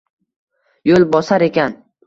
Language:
Uzbek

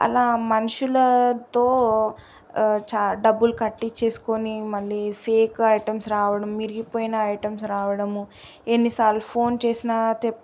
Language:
Telugu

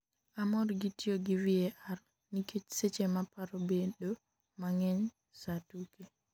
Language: Luo (Kenya and Tanzania)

